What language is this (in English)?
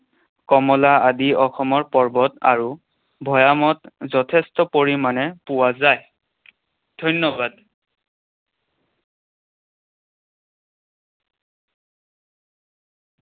Assamese